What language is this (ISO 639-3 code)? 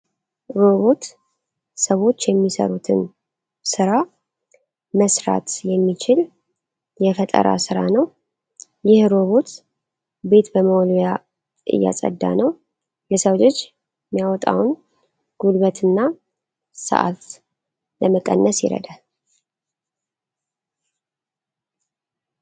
amh